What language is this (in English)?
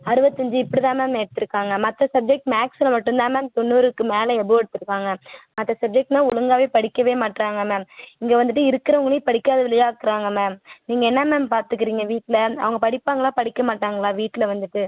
Tamil